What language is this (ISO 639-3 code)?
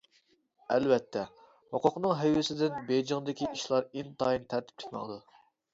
uig